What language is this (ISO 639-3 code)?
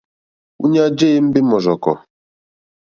bri